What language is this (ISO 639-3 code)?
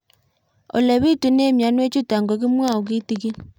kln